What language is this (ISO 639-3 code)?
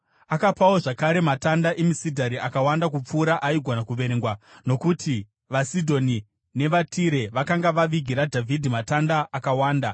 sna